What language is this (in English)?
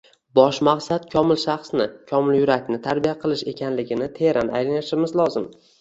Uzbek